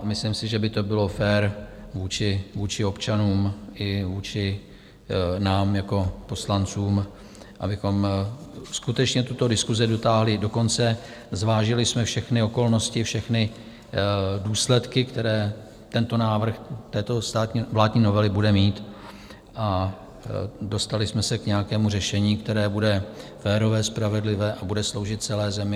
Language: Czech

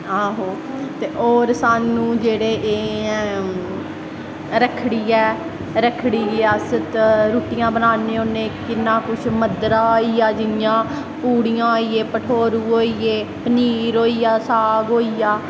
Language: Dogri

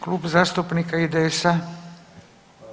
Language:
Croatian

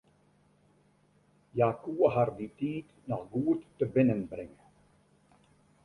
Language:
Western Frisian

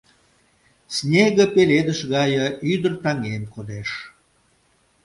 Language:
Mari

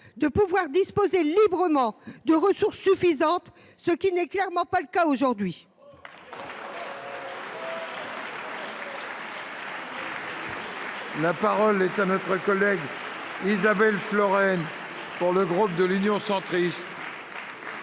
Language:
French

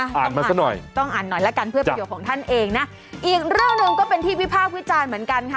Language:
Thai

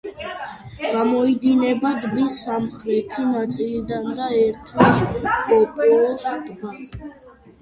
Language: Georgian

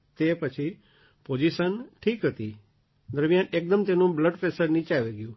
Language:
Gujarati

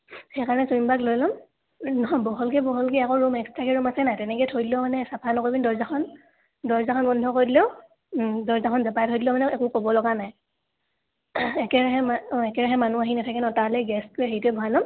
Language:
Assamese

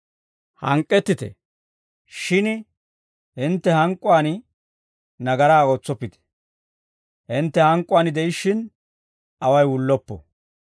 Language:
Dawro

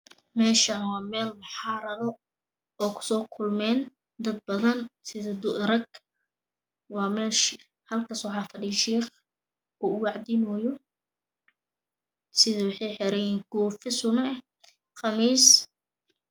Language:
Somali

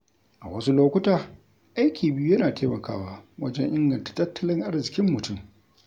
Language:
Hausa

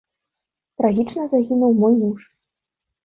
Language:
Belarusian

